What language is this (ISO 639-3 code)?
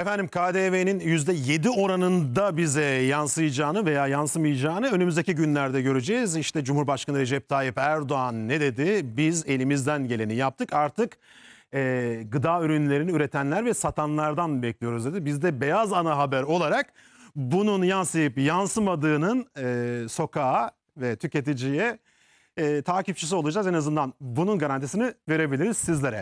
tur